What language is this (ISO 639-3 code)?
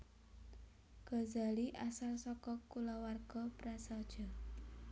jav